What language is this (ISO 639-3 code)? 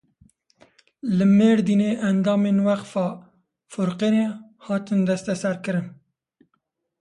kur